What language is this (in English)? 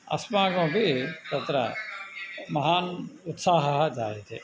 Sanskrit